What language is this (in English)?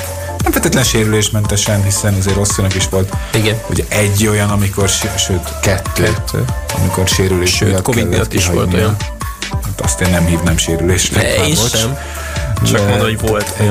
Hungarian